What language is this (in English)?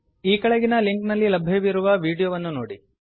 Kannada